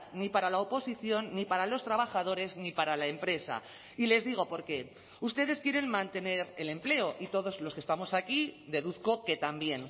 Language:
Spanish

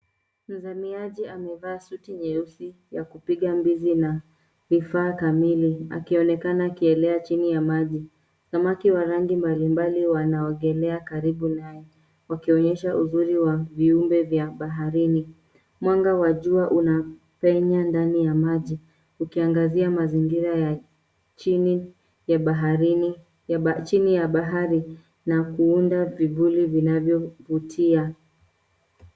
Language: Swahili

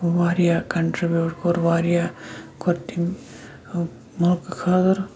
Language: Kashmiri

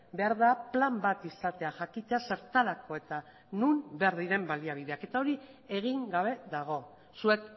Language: Basque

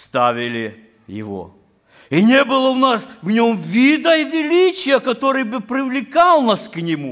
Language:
Ukrainian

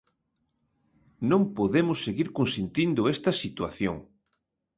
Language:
Galician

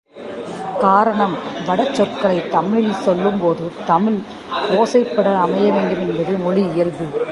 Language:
Tamil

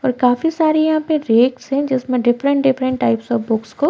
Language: Hindi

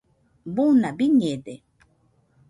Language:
Nüpode Huitoto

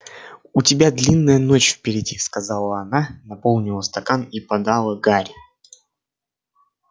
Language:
Russian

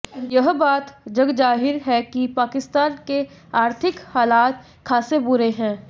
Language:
Hindi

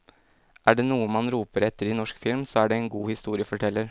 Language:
Norwegian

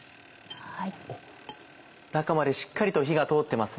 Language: Japanese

